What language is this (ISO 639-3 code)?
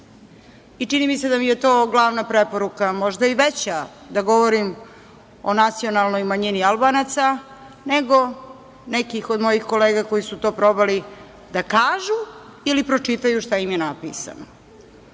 srp